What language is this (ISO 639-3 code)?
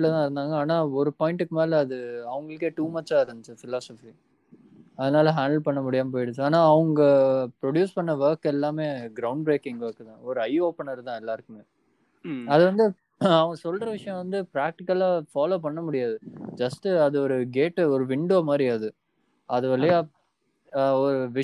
tam